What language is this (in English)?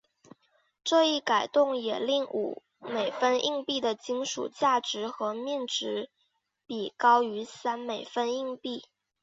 Chinese